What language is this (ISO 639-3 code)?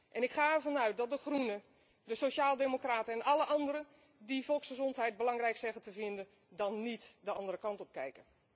nld